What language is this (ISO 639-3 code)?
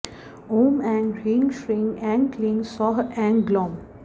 san